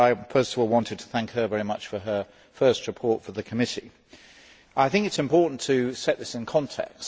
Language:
English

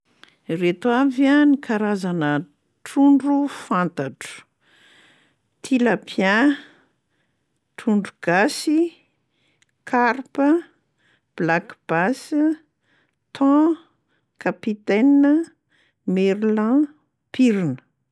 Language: Malagasy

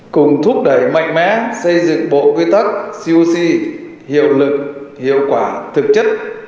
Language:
Vietnamese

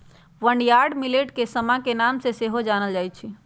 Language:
Magahi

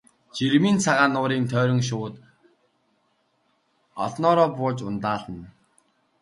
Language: Mongolian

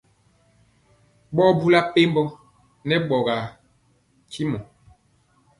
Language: Mpiemo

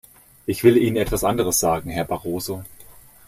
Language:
German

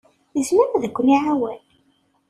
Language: Kabyle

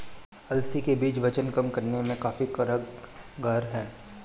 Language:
Hindi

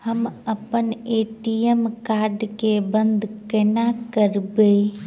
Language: Maithili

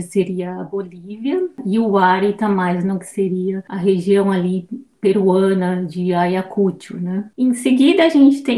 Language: Portuguese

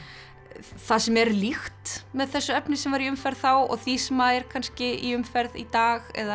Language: Icelandic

